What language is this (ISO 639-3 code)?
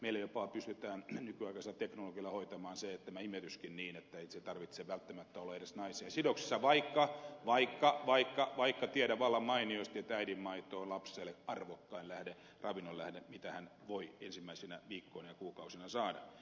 fin